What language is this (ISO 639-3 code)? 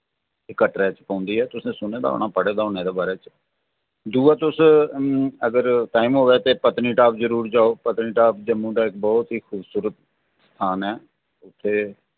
doi